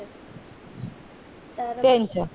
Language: Marathi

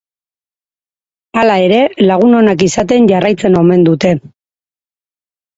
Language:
Basque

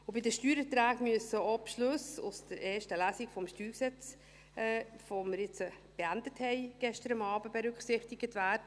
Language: Swiss German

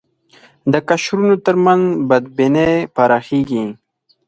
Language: Pashto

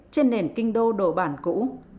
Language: Vietnamese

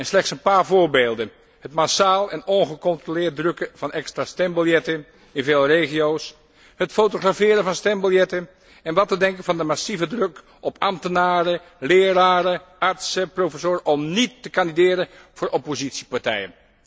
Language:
Dutch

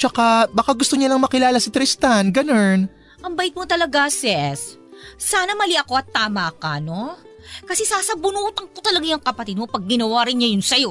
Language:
Filipino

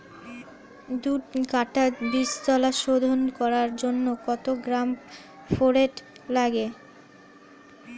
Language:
Bangla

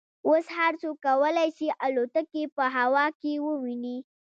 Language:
Pashto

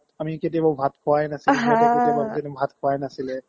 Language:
Assamese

